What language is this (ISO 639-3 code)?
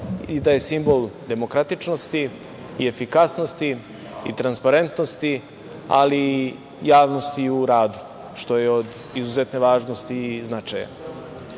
srp